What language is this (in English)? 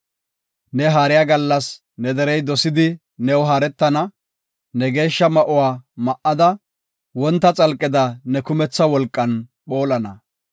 Gofa